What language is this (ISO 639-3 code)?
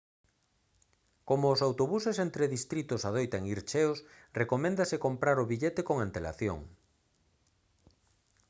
glg